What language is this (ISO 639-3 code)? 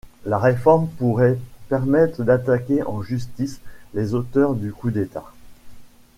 fra